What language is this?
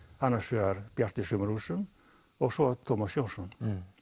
Icelandic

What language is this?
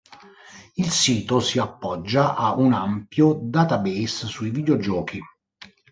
Italian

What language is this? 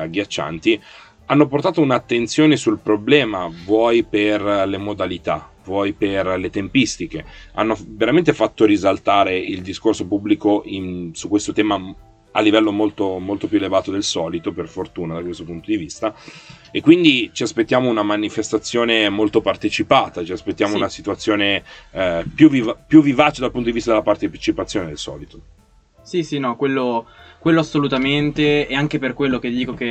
Italian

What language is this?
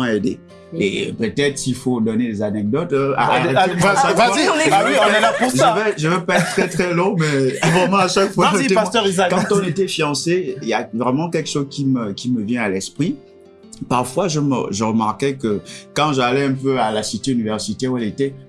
French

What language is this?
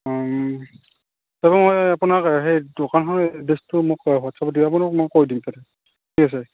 Assamese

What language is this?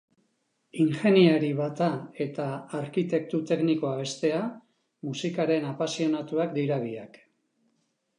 Basque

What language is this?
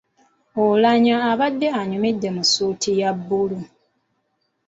Ganda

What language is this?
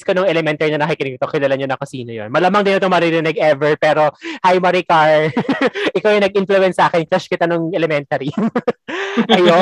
Filipino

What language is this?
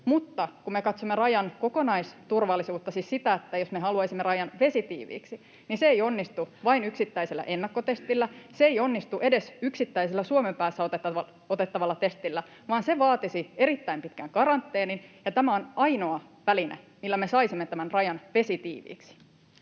Finnish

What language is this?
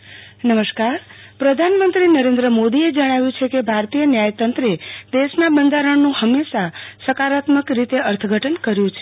Gujarati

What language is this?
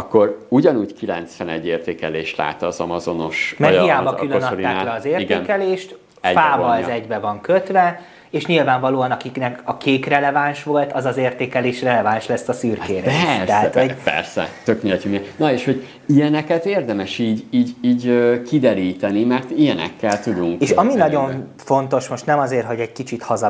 Hungarian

